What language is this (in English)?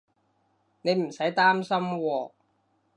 Cantonese